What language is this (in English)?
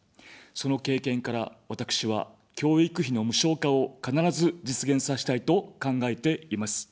Japanese